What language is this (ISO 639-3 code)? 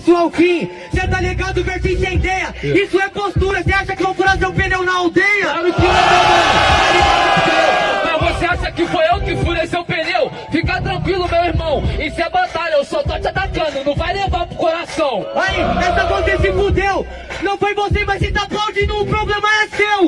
por